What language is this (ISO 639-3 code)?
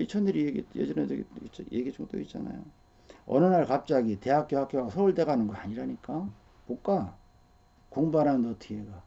kor